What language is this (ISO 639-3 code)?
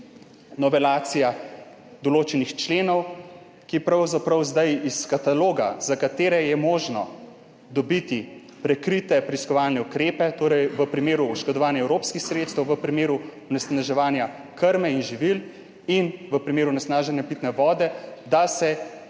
slv